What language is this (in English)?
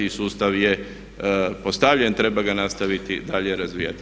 Croatian